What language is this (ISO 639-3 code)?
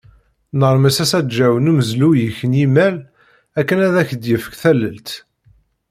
kab